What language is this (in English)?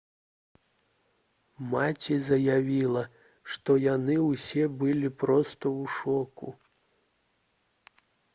Belarusian